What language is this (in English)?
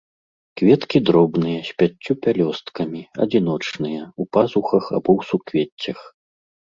Belarusian